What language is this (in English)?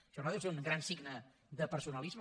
Catalan